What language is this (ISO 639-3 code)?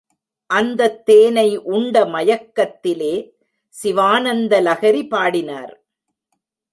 tam